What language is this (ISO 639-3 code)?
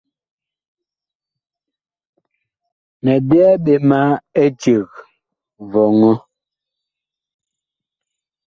bkh